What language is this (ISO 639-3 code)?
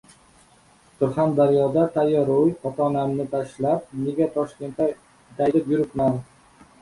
uzb